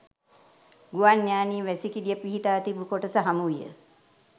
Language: Sinhala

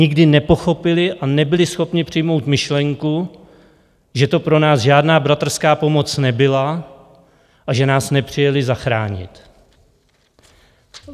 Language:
Czech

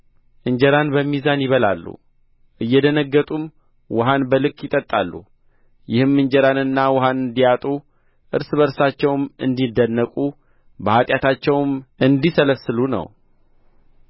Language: Amharic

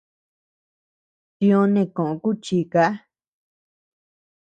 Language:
Tepeuxila Cuicatec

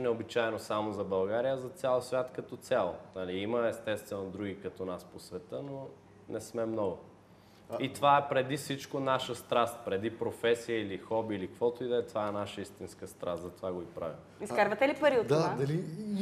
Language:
Bulgarian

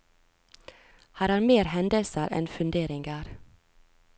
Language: Norwegian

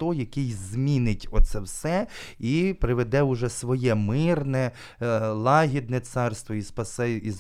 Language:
Ukrainian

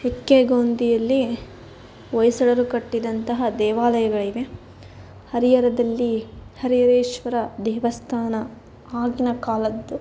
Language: Kannada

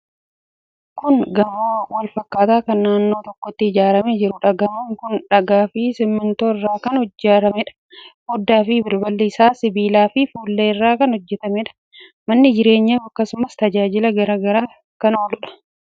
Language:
Oromo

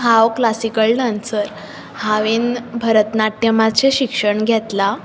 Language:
Konkani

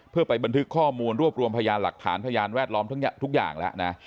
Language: Thai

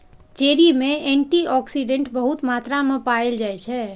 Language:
Maithili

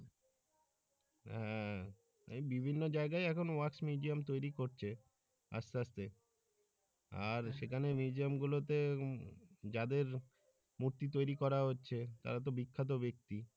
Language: Bangla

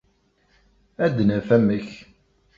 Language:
Kabyle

